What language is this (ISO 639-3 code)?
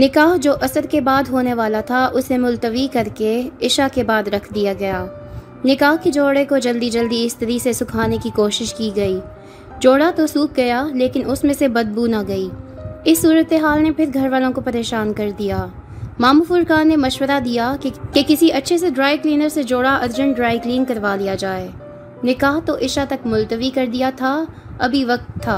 urd